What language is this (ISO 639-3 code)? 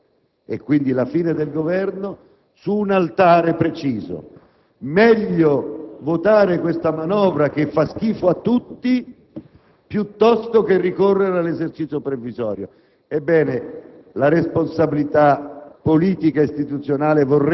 ita